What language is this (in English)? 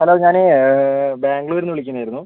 Malayalam